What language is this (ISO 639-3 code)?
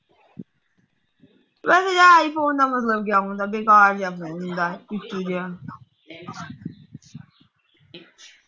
pan